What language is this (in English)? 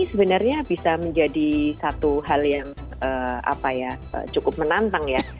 Indonesian